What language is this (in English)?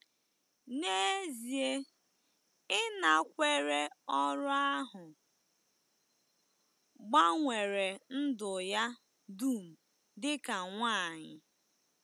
Igbo